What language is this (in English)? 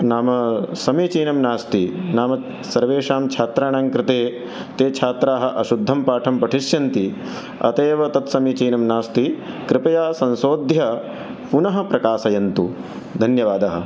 Sanskrit